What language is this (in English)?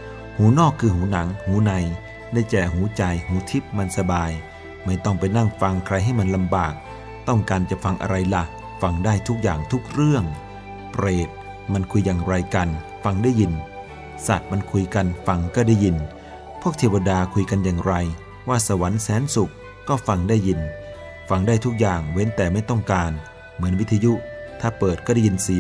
Thai